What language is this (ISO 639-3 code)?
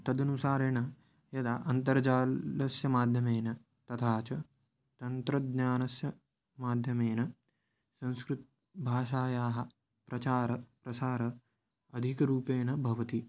san